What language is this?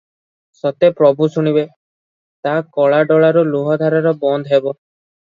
Odia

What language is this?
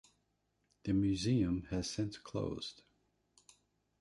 English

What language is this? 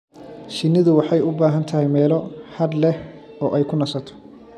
Somali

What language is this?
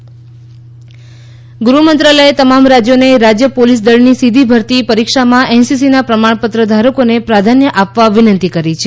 Gujarati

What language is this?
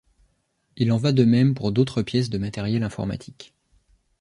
French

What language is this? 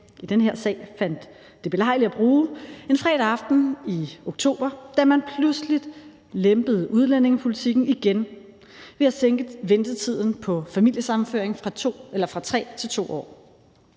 Danish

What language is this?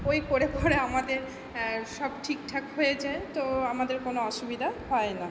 Bangla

